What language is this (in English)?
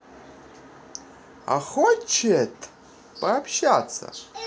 Russian